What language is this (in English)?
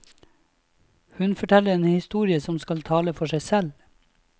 Norwegian